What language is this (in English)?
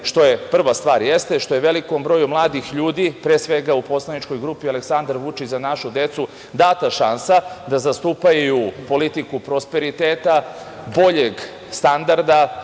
Serbian